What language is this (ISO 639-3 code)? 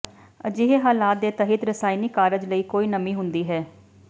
pan